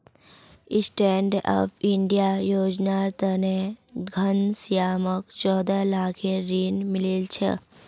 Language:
Magahi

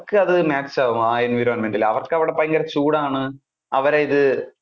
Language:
Malayalam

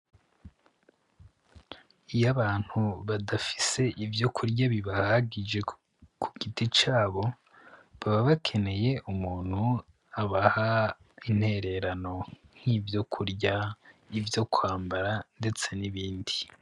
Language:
Rundi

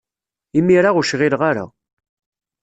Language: Kabyle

